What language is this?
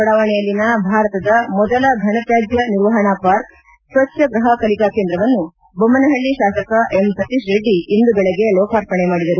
Kannada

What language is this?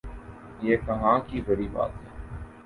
Urdu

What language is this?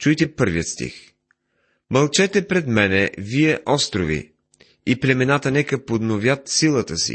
Bulgarian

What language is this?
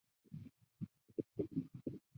Chinese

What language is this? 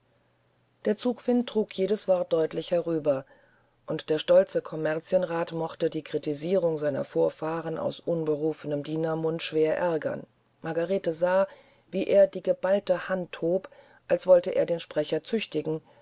German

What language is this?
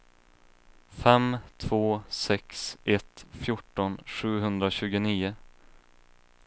Swedish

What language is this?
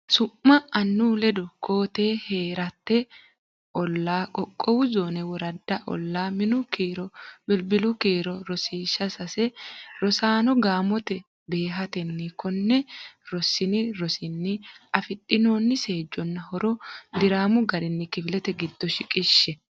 Sidamo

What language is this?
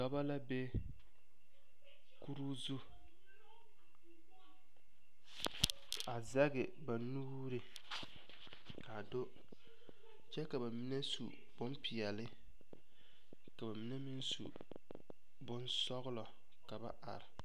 Southern Dagaare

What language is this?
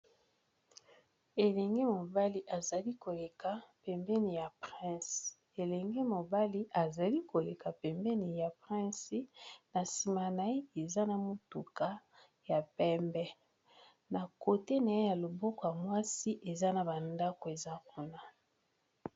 Lingala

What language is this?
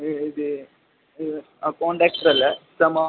Malayalam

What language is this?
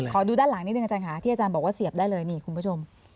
Thai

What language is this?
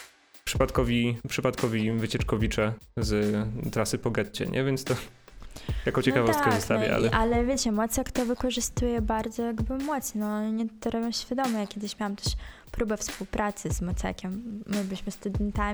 Polish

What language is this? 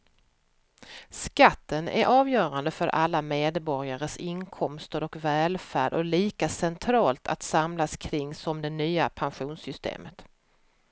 Swedish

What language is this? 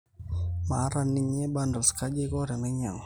Masai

